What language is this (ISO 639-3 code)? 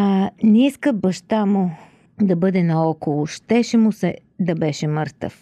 bul